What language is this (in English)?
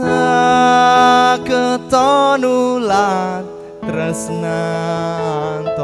Indonesian